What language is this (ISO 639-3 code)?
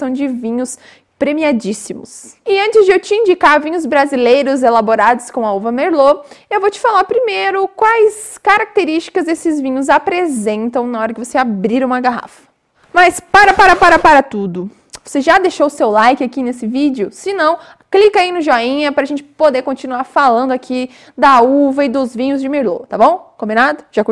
por